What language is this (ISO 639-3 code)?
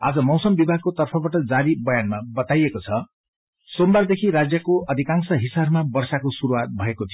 nep